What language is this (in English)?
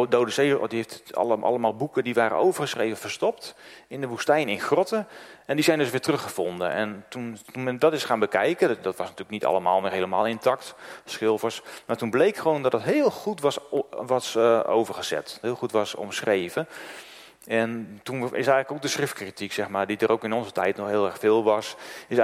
Dutch